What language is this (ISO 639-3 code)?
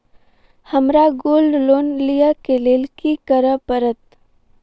mai